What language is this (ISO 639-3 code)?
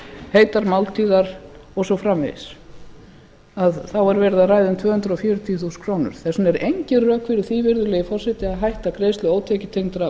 isl